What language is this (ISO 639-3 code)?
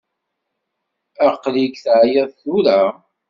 kab